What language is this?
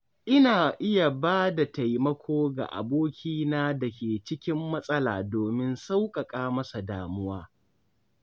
Hausa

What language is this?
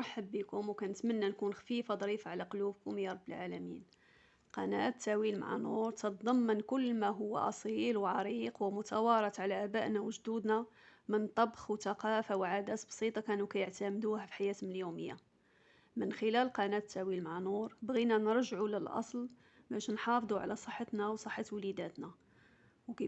Arabic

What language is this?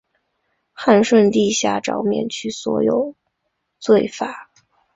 Chinese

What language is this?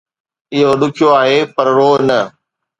Sindhi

